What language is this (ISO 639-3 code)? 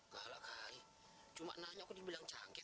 ind